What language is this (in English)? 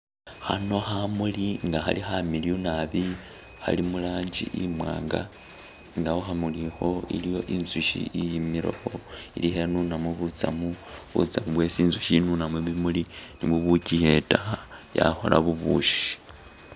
Masaaba